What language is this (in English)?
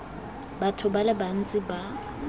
Tswana